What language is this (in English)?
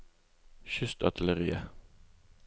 Norwegian